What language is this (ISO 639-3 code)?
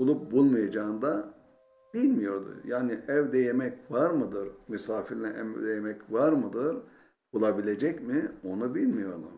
tur